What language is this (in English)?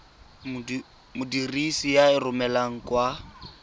Tswana